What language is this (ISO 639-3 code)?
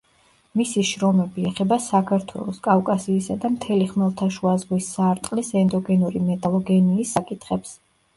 kat